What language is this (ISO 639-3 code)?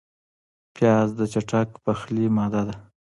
pus